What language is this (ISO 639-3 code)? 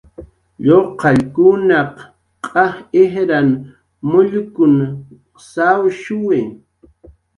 jqr